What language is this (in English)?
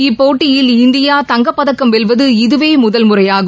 Tamil